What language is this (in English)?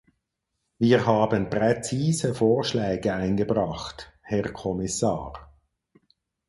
German